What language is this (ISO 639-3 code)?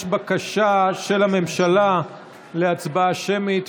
heb